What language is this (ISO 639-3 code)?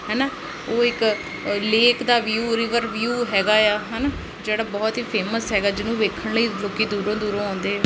pan